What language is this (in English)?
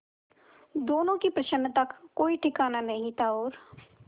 Hindi